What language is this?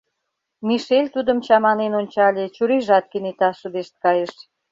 Mari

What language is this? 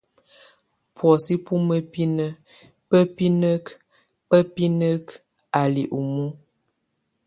Tunen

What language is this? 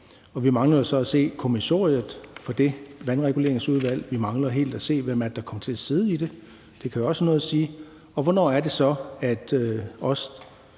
Danish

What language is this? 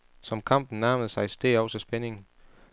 Danish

